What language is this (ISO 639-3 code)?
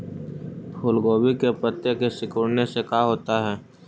mag